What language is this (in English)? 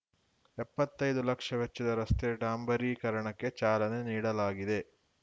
Kannada